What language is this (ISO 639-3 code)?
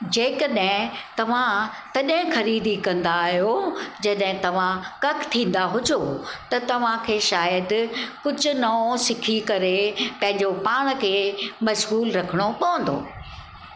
snd